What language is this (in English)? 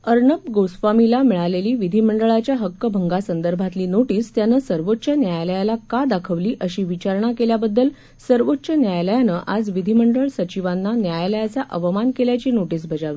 Marathi